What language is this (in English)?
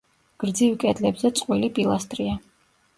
Georgian